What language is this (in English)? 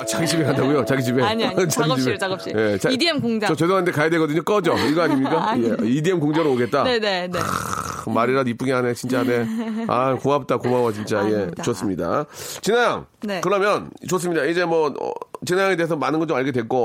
Korean